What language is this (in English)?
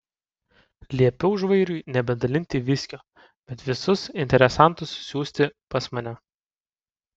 Lithuanian